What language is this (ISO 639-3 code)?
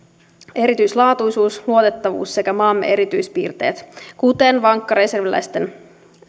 fin